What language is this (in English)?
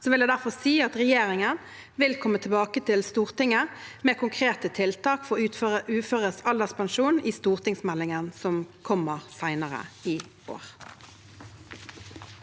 Norwegian